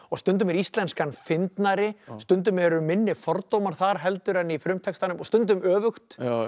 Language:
Icelandic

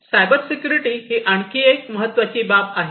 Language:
Marathi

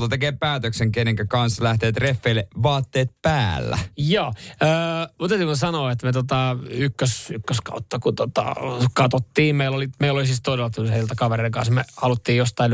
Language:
Finnish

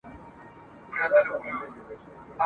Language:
Pashto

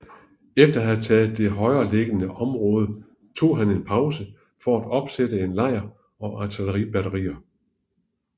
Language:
Danish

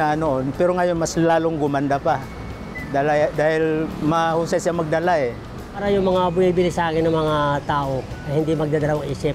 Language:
Filipino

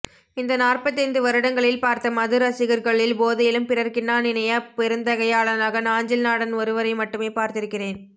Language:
Tamil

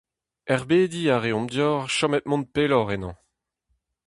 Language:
Breton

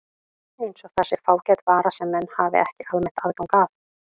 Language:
Icelandic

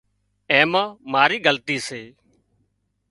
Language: Wadiyara Koli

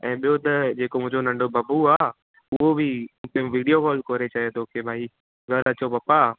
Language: Sindhi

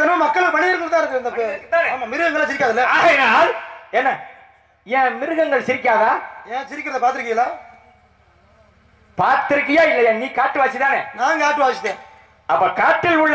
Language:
Arabic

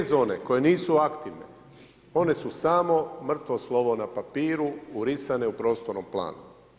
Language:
Croatian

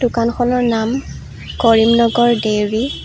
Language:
Assamese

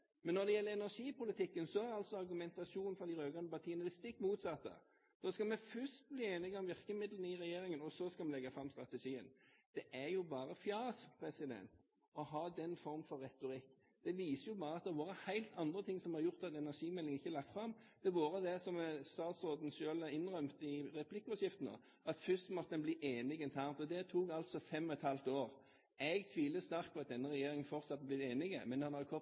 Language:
Norwegian Bokmål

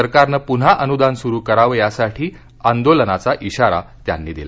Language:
Marathi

